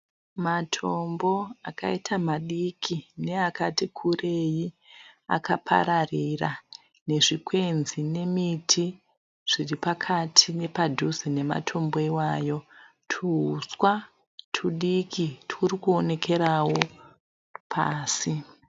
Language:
Shona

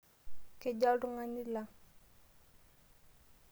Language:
Masai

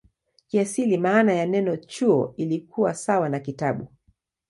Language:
Swahili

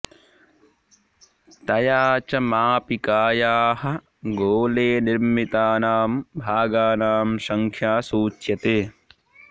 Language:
Sanskrit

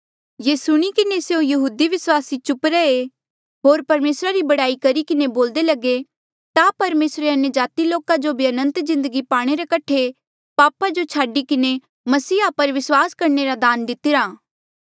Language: Mandeali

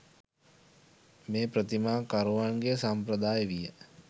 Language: Sinhala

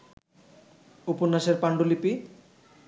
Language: Bangla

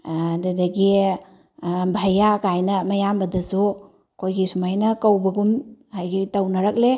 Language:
Manipuri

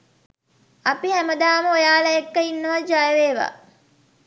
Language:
Sinhala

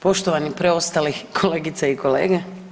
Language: Croatian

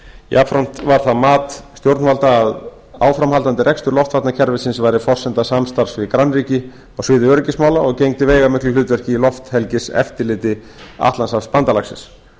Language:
Icelandic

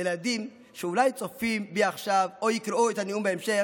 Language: Hebrew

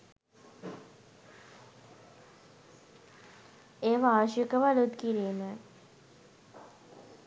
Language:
Sinhala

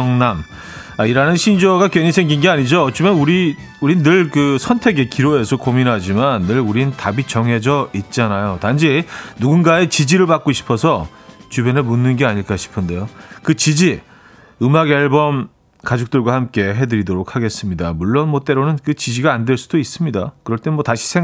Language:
Korean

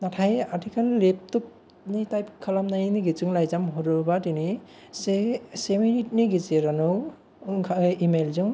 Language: Bodo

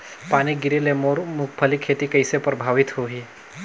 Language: Chhattisgarhi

